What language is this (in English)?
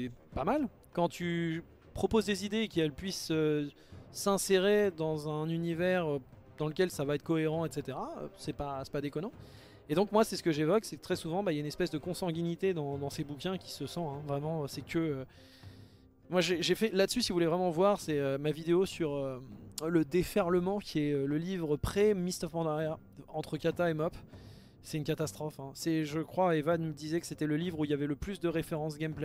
French